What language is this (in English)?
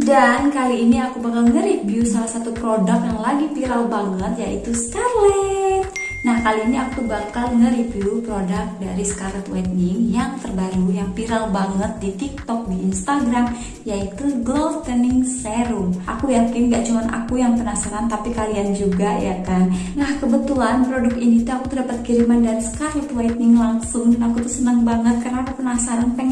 Indonesian